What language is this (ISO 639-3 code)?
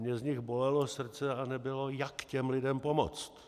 ces